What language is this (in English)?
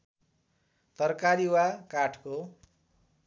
Nepali